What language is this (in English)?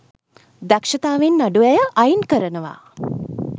Sinhala